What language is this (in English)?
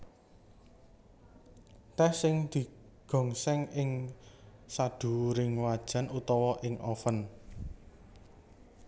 Javanese